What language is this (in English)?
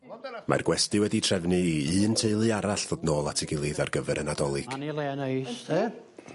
Welsh